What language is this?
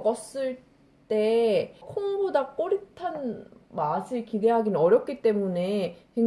Korean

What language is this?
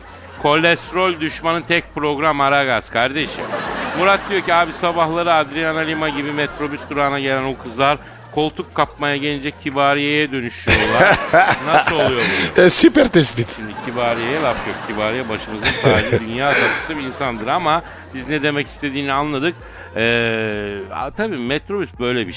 Turkish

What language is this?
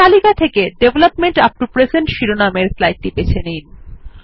Bangla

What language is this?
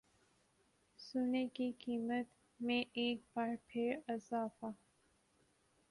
Urdu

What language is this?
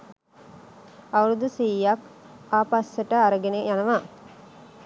Sinhala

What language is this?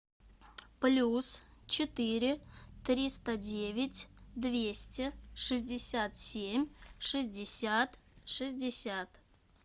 Russian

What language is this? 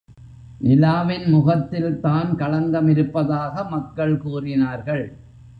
Tamil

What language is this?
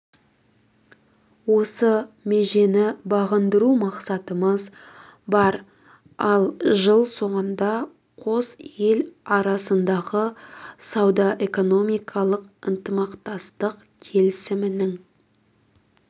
Kazakh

